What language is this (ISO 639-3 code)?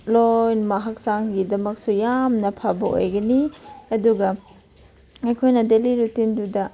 mni